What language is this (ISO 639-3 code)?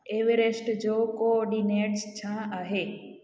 snd